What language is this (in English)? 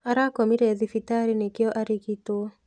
Kikuyu